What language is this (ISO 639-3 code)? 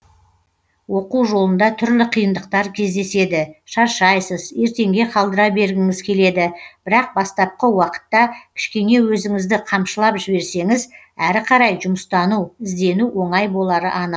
kaz